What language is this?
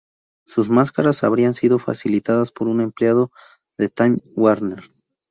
Spanish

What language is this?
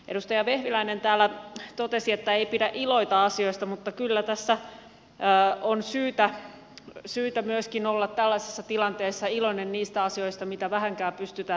Finnish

